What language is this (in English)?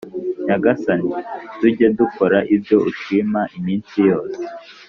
Kinyarwanda